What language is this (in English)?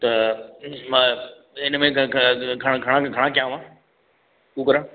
Sindhi